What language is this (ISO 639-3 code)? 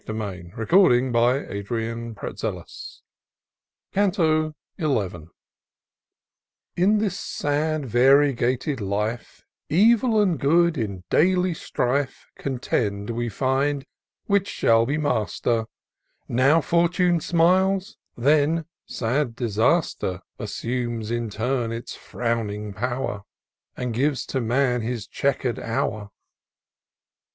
eng